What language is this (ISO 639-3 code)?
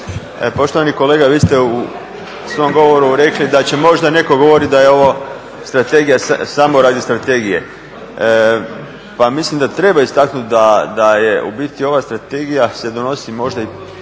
hrv